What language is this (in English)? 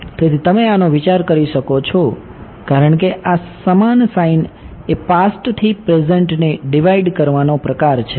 Gujarati